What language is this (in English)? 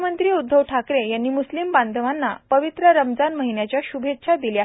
Marathi